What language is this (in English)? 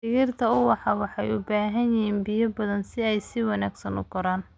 Somali